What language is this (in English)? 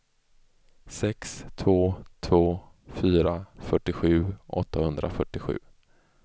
Swedish